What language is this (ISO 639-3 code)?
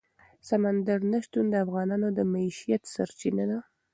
pus